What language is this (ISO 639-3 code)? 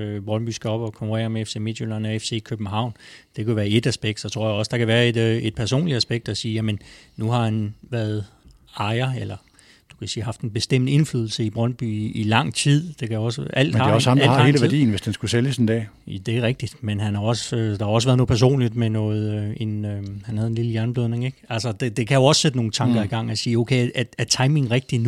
dan